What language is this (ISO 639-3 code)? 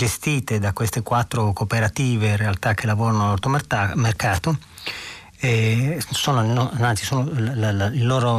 ita